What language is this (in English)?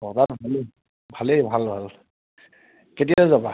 Assamese